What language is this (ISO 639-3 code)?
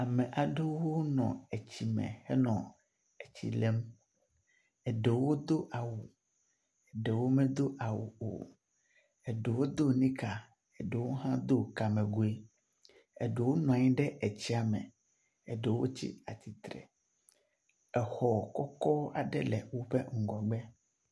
ewe